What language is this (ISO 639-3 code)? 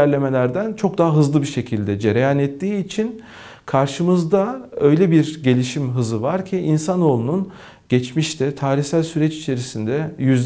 tur